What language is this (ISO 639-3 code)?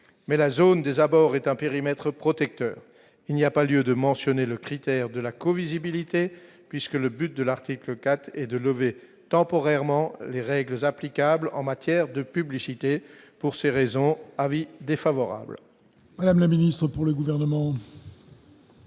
fra